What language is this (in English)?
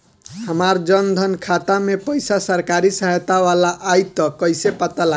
Bhojpuri